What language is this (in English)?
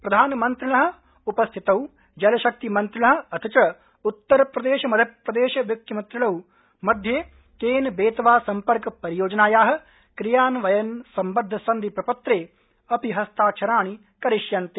Sanskrit